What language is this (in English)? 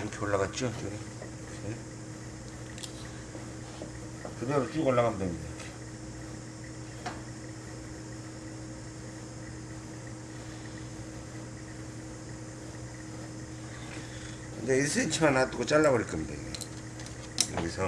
Korean